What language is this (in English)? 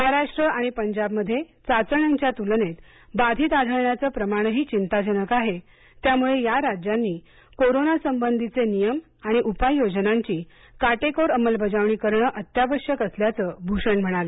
Marathi